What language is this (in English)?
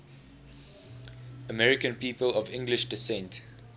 English